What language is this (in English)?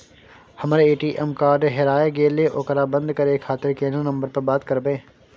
Maithili